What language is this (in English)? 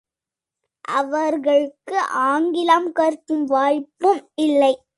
Tamil